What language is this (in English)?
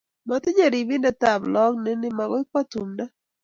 Kalenjin